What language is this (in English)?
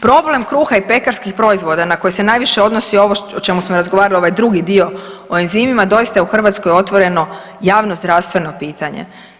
Croatian